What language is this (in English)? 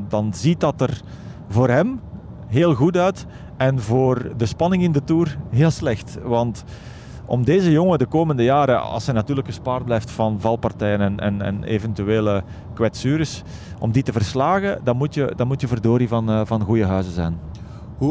Dutch